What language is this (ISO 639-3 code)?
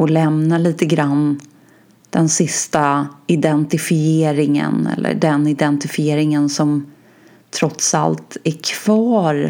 swe